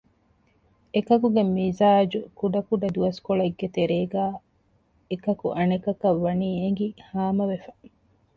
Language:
Divehi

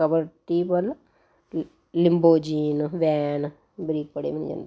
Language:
Punjabi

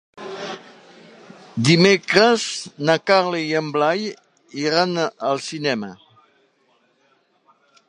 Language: Catalan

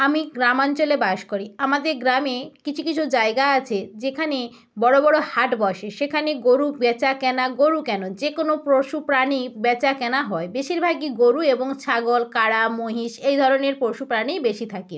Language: Bangla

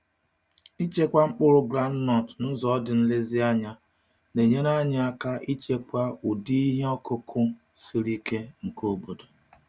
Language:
Igbo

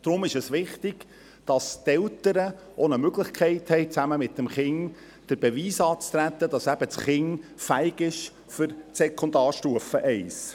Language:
Swiss German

